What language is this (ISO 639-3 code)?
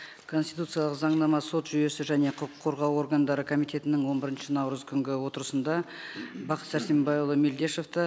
kaz